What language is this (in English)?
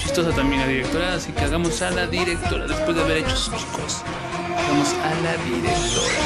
Spanish